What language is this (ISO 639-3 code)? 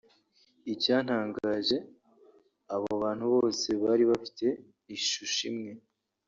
kin